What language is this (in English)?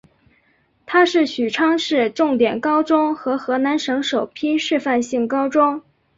Chinese